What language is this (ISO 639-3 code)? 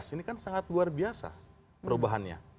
ind